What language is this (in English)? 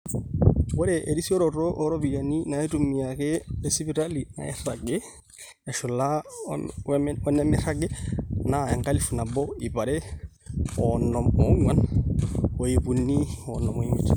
Masai